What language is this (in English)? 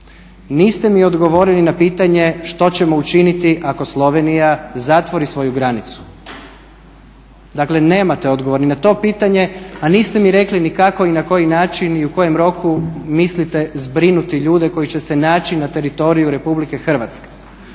Croatian